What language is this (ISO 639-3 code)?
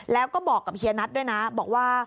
tha